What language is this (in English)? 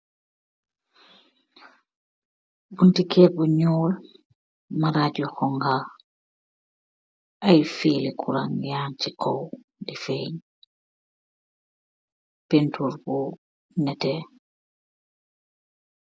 Wolof